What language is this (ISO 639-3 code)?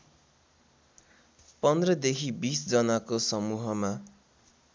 nep